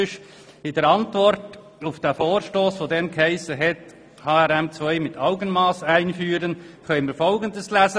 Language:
Swiss German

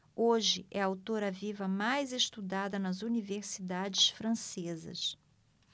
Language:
Portuguese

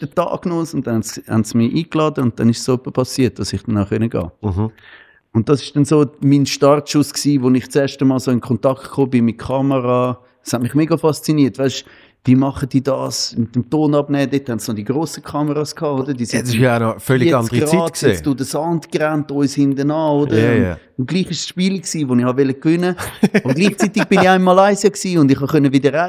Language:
German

